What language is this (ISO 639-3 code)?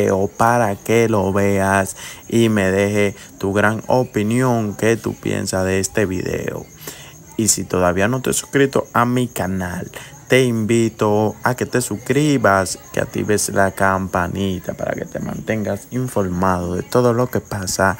spa